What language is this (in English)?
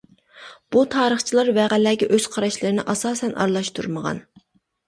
Uyghur